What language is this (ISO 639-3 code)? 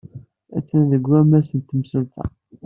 kab